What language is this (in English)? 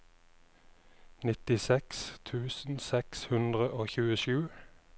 Norwegian